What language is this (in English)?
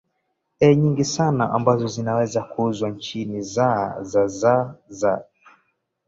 Swahili